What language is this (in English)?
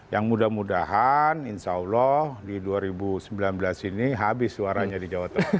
Indonesian